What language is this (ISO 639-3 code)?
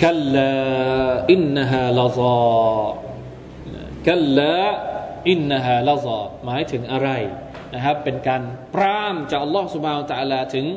tha